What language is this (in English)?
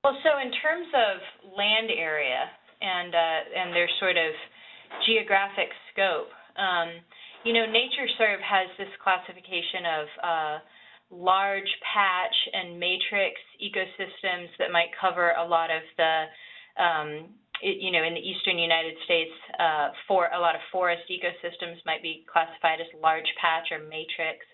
English